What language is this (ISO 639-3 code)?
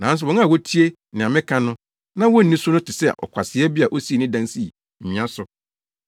aka